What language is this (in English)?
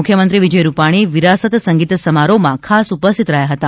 Gujarati